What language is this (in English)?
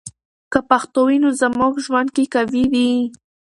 Pashto